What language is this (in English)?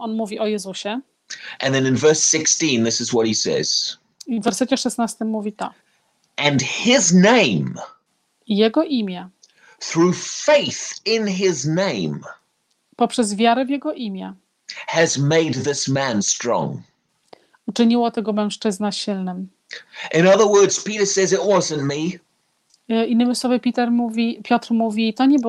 Polish